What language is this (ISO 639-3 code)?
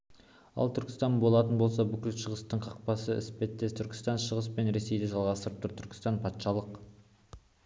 kaz